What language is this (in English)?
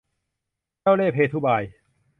Thai